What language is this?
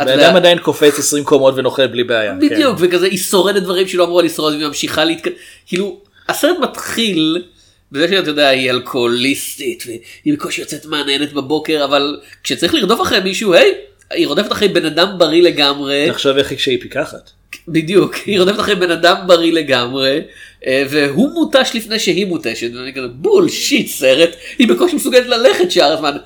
Hebrew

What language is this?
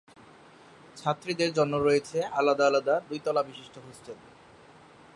Bangla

